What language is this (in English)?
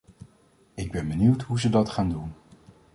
Dutch